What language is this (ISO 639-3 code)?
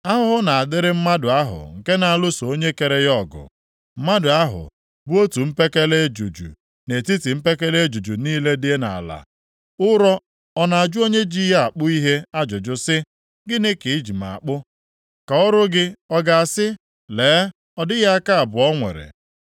ibo